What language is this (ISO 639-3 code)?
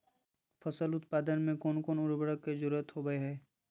mag